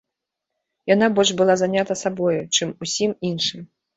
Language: Belarusian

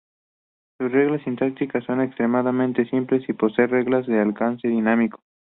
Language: Spanish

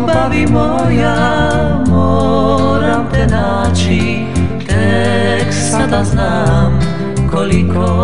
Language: Ukrainian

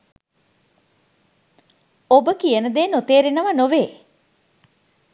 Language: Sinhala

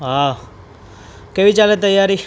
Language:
Gujarati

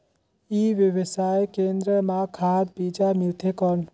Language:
Chhattisgarhi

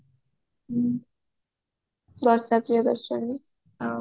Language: Odia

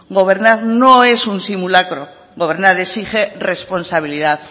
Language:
Spanish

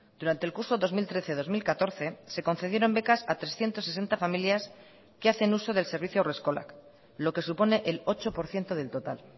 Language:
Spanish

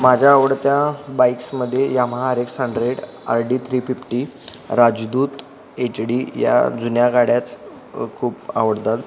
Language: Marathi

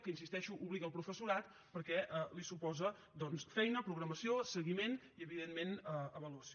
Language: Catalan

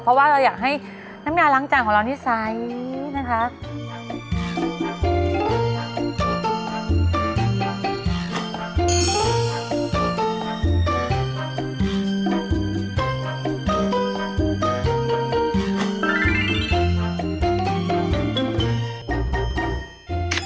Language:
Thai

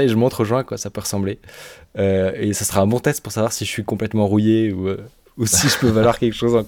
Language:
French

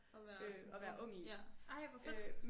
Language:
Danish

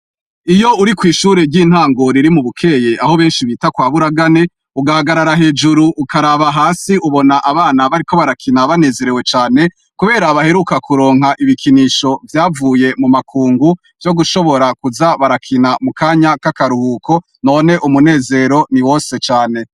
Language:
Rundi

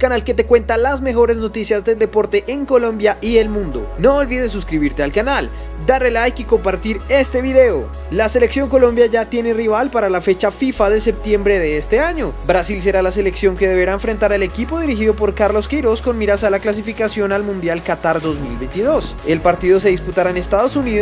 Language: Spanish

